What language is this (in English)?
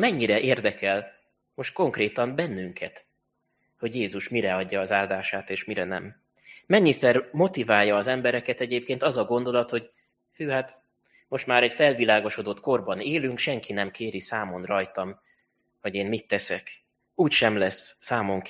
Hungarian